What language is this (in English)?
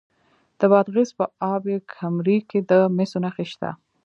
Pashto